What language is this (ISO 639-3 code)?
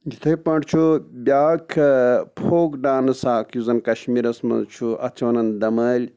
kas